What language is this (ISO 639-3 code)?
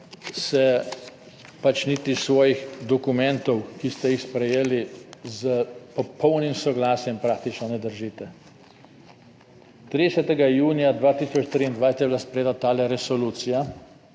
slv